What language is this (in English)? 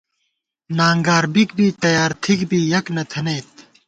Gawar-Bati